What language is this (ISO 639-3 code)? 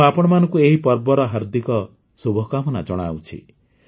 ori